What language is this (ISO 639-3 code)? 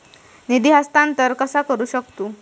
mar